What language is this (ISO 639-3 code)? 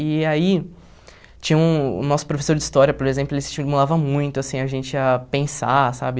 por